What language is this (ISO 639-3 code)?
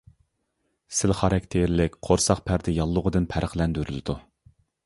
uig